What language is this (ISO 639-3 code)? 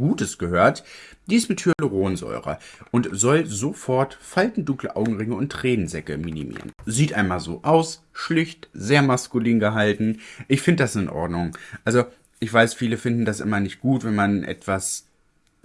deu